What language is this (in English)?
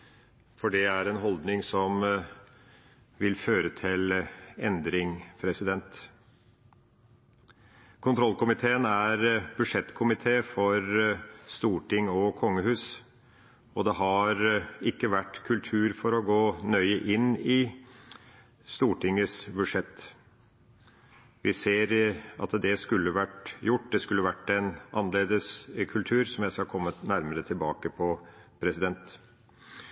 Norwegian Bokmål